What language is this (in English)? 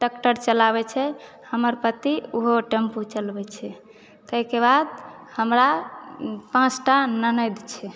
Maithili